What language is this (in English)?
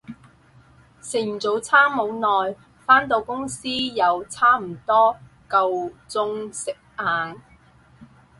Cantonese